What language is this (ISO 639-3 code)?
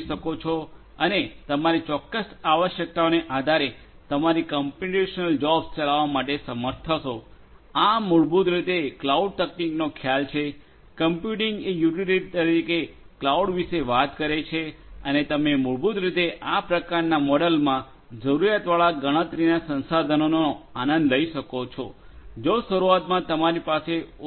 guj